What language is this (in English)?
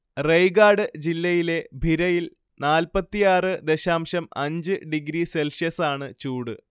Malayalam